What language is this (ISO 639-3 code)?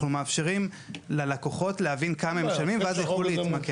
heb